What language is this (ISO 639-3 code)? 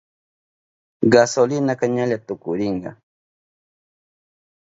qup